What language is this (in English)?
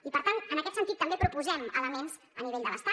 Catalan